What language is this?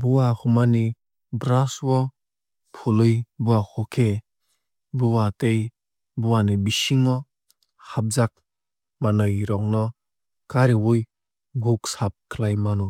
Kok Borok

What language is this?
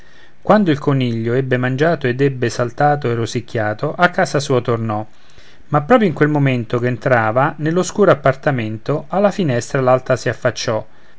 Italian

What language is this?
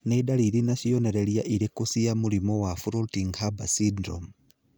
Kikuyu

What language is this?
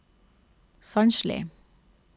Norwegian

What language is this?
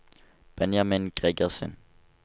Norwegian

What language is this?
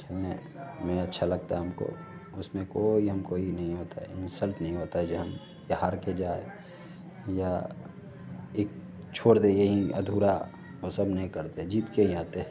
Hindi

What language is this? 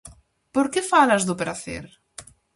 Galician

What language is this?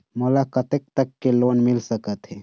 Chhattisgarhi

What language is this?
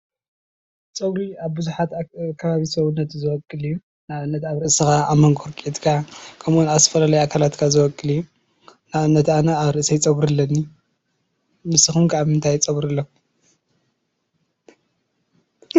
Tigrinya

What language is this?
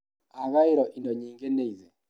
Kikuyu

